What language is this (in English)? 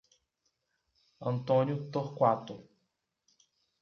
Portuguese